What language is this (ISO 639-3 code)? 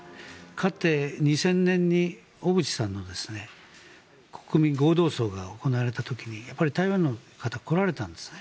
jpn